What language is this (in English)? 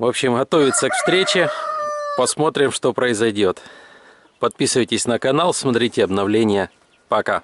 Russian